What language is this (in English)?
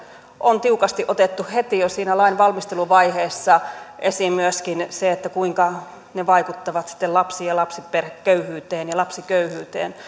Finnish